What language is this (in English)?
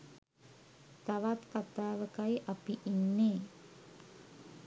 Sinhala